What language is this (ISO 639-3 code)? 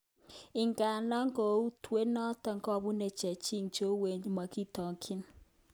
kln